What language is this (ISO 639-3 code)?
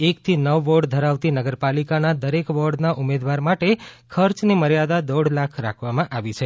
guj